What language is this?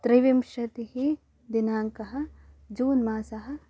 Sanskrit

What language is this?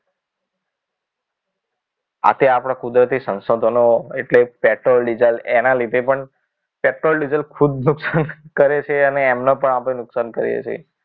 Gujarati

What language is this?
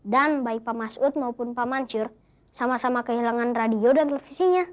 Indonesian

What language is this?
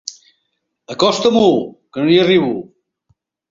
Catalan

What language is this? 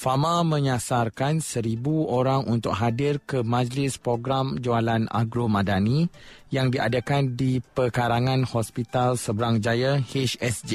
Malay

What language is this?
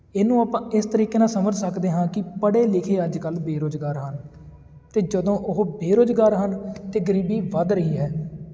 Punjabi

